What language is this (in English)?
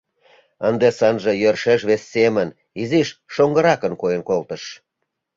Mari